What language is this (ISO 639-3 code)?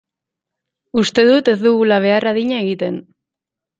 eus